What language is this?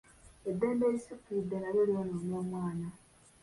Ganda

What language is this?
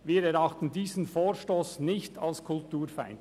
Swiss German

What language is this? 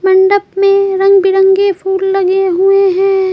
Hindi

